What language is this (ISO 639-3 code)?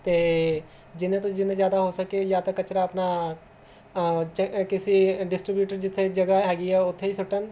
pan